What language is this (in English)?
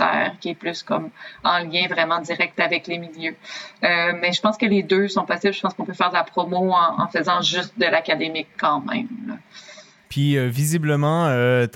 French